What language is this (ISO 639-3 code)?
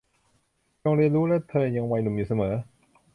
tha